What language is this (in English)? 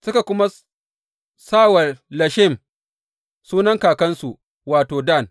Hausa